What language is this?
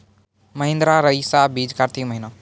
Maithili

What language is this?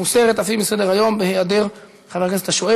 Hebrew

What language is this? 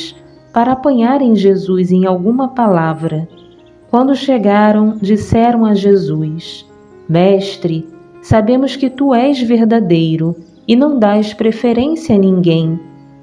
Portuguese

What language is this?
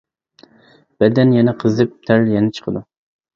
Uyghur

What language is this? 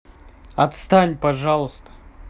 Russian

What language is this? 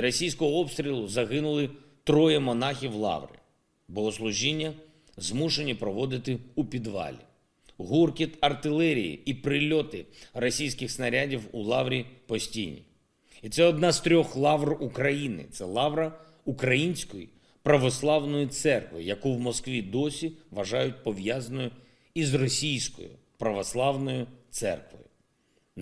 Ukrainian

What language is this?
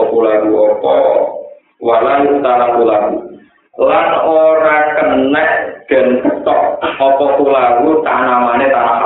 Indonesian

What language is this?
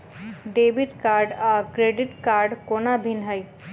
Maithili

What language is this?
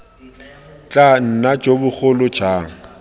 Tswana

